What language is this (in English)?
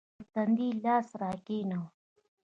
Pashto